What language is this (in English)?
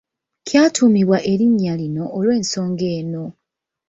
Ganda